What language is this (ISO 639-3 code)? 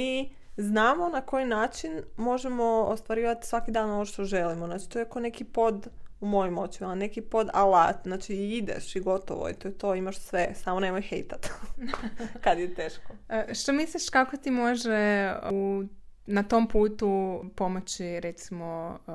hrv